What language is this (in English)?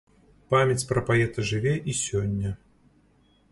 Belarusian